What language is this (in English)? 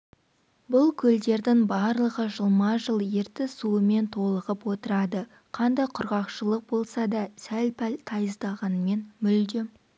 Kazakh